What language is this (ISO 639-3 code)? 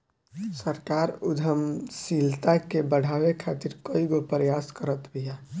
bho